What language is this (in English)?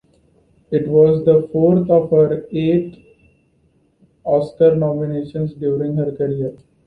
English